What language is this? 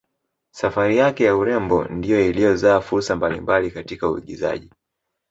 Swahili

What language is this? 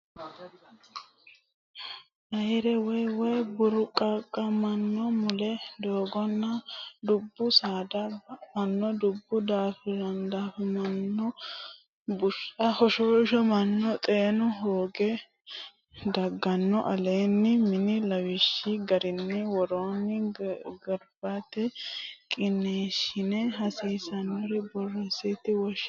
Sidamo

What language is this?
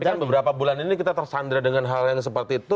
Indonesian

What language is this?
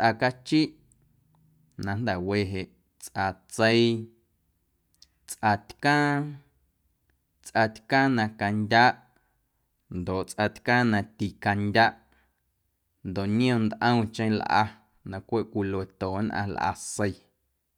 Guerrero Amuzgo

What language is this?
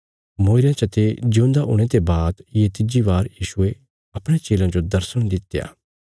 Bilaspuri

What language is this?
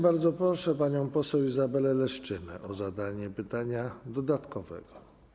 Polish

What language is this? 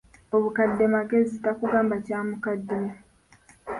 Ganda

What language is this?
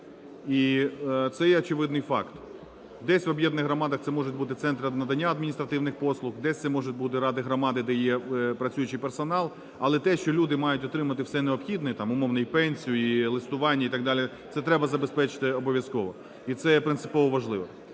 Ukrainian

